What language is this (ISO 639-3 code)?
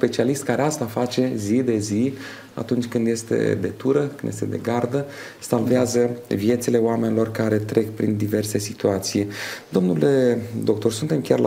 ron